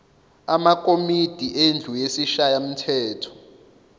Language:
Zulu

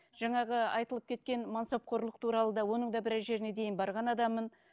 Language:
Kazakh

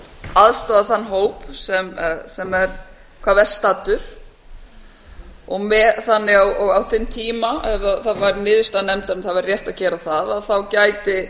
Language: Icelandic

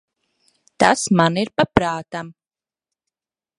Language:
Latvian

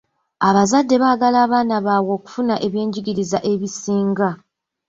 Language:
Ganda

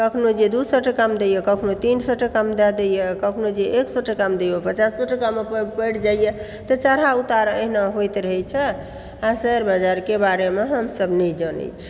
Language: Maithili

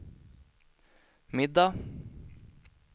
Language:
Swedish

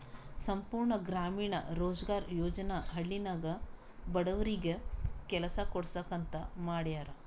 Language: Kannada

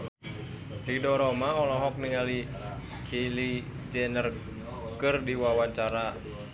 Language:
Sundanese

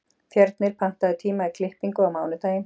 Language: Icelandic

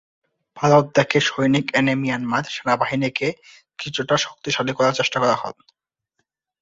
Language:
Bangla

